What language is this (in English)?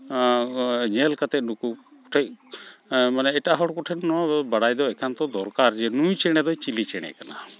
Santali